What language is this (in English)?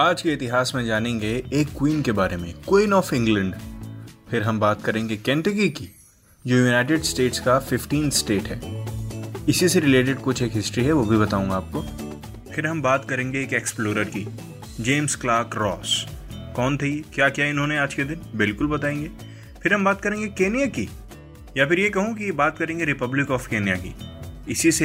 Hindi